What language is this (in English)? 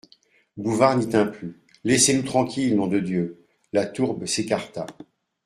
French